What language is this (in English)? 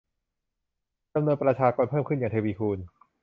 Thai